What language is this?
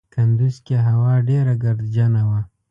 Pashto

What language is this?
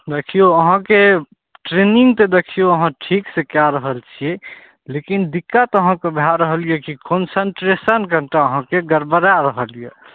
Maithili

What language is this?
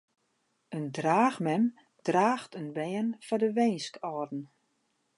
Western Frisian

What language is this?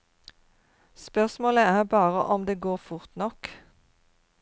Norwegian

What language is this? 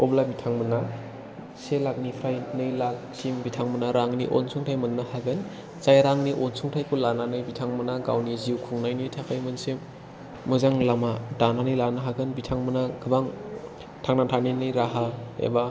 Bodo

